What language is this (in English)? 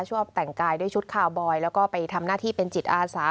Thai